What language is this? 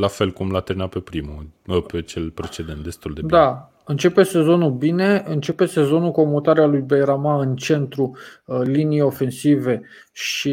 Romanian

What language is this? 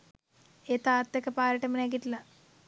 Sinhala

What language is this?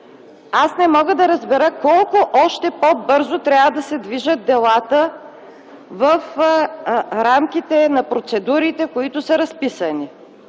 Bulgarian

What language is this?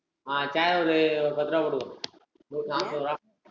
Tamil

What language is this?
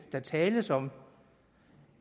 Danish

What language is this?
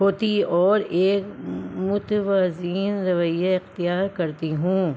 Urdu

